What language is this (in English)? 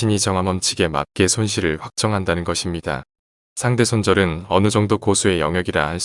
Korean